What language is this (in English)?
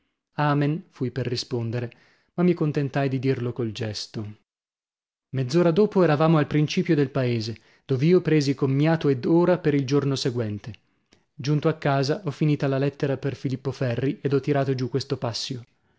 Italian